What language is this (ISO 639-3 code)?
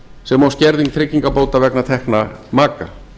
isl